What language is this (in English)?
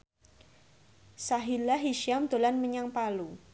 Javanese